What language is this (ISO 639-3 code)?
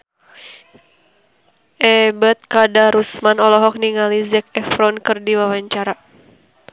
sun